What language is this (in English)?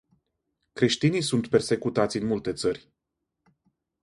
Romanian